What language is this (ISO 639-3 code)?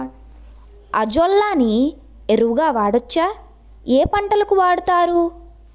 tel